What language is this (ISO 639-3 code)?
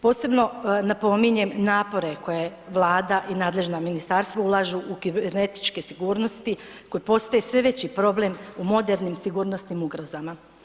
hrv